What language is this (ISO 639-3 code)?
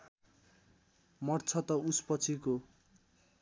nep